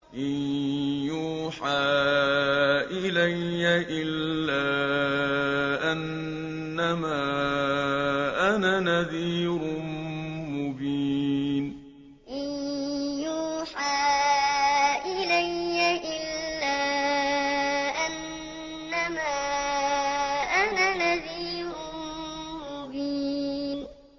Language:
Arabic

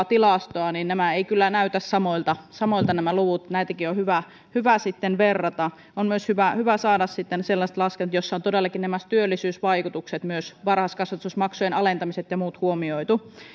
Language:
Finnish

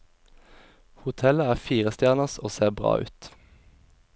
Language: Norwegian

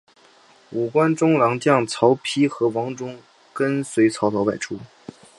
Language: Chinese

